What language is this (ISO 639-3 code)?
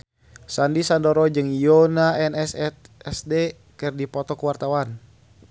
sun